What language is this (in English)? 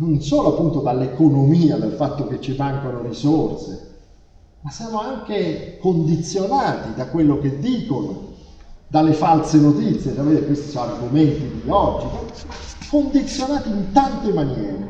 Italian